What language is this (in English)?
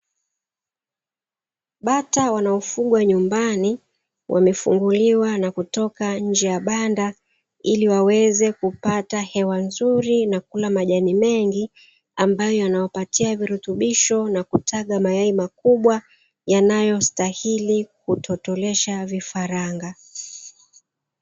Swahili